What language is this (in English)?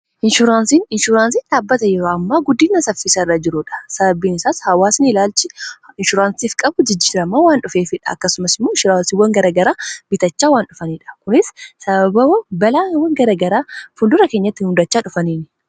Oromo